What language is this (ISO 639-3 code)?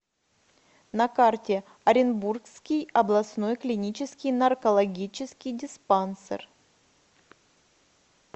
rus